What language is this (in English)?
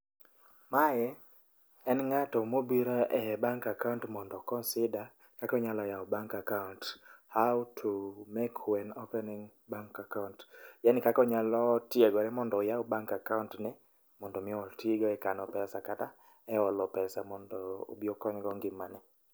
Luo (Kenya and Tanzania)